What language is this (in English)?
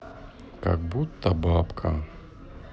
Russian